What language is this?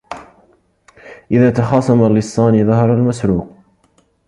Arabic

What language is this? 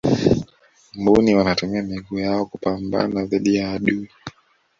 Swahili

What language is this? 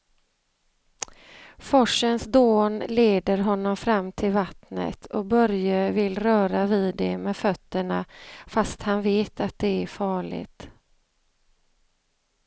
Swedish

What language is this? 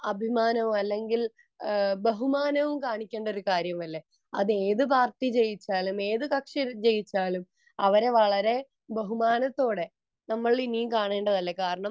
Malayalam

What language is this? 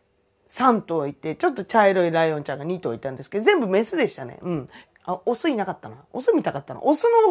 Japanese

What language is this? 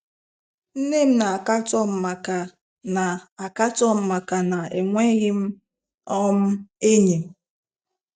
Igbo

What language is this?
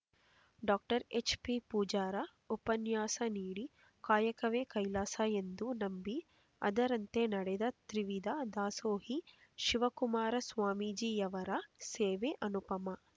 Kannada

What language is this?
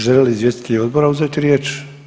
Croatian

